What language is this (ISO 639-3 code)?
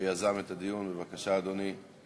heb